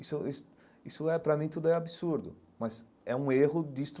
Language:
Portuguese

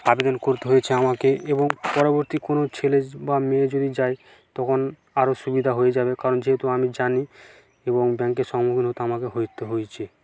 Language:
Bangla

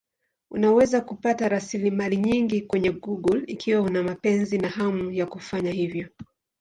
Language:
Swahili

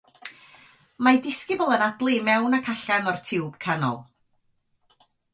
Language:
Welsh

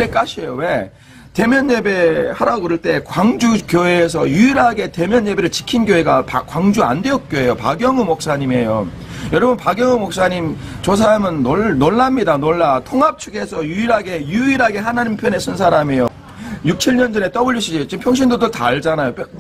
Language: Korean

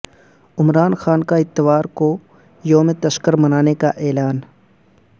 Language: Urdu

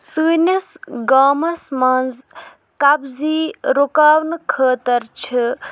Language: Kashmiri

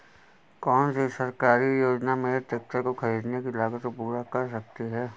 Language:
Hindi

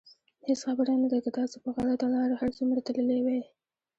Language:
Pashto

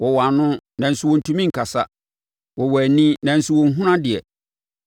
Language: Akan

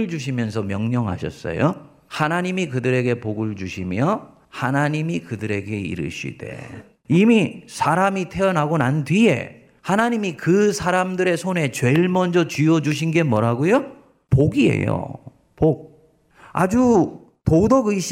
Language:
Korean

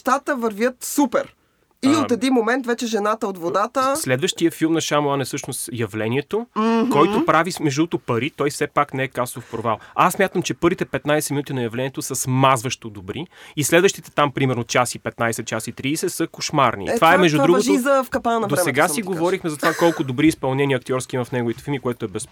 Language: Bulgarian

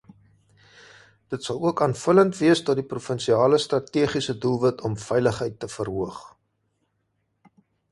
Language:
Afrikaans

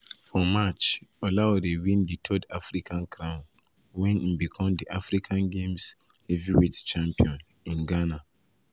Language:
Nigerian Pidgin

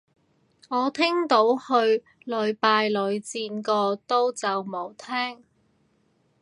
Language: Cantonese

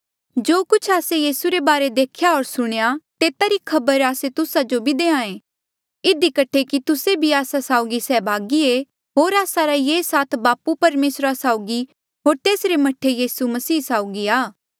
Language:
Mandeali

